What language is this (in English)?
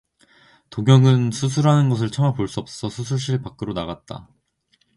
Korean